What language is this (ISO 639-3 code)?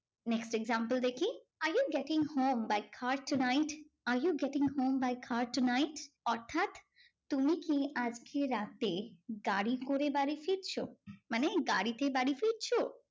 ben